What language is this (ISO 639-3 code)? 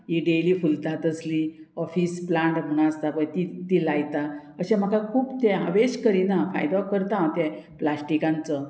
kok